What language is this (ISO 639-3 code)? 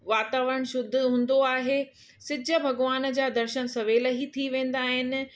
snd